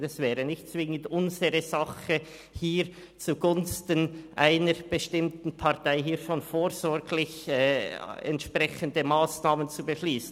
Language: Swiss German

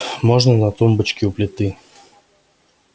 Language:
Russian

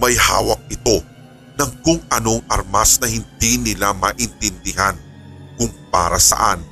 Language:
Filipino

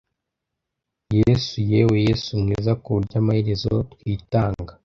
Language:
Kinyarwanda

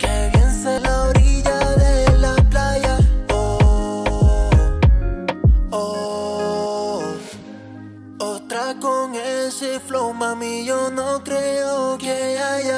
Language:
Spanish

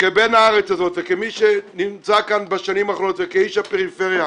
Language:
Hebrew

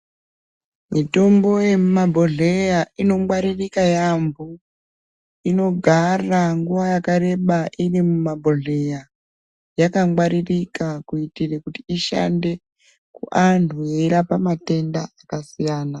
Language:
Ndau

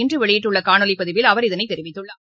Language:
Tamil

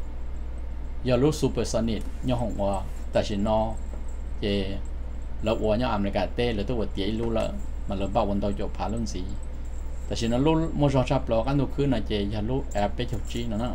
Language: Thai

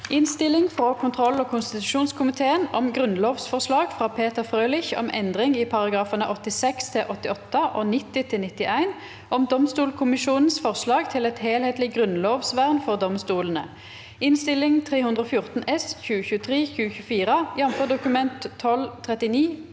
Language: Norwegian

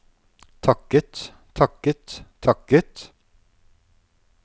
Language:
Norwegian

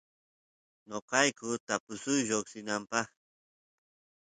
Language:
Santiago del Estero Quichua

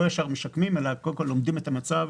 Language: Hebrew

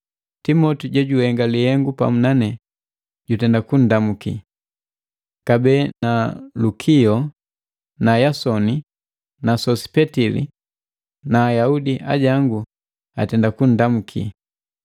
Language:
Matengo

